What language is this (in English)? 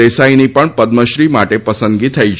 Gujarati